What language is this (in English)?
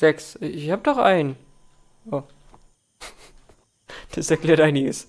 German